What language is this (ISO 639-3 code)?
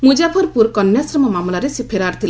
ori